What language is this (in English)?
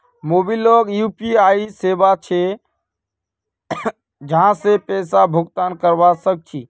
Magahi